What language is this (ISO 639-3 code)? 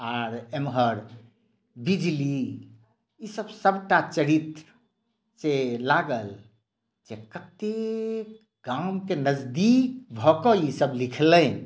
mai